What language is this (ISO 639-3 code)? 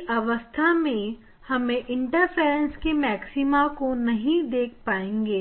hin